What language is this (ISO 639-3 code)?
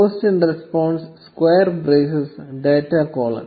mal